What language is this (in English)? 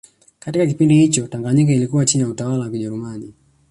Swahili